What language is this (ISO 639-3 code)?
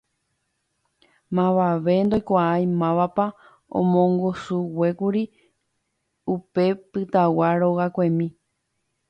grn